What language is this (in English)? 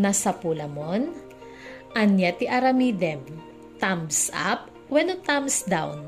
Filipino